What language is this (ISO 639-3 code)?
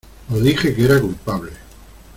spa